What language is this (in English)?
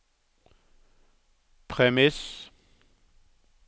Norwegian